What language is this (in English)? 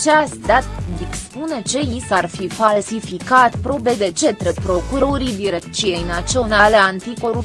Romanian